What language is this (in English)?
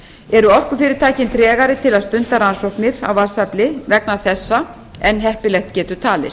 Icelandic